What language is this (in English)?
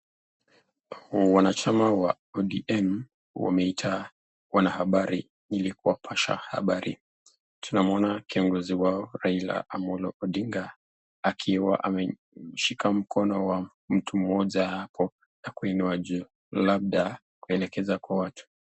Swahili